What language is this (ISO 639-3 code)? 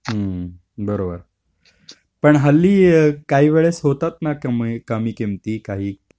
mar